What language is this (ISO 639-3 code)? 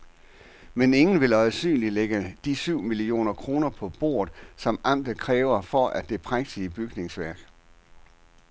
dan